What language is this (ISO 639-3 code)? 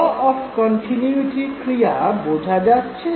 ben